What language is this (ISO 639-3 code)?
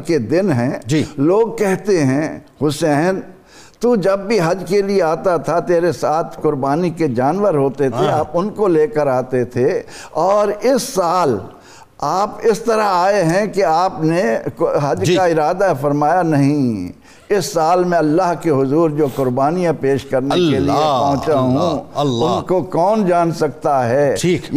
urd